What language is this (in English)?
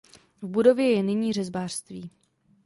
Czech